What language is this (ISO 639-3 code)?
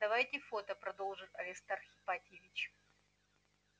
rus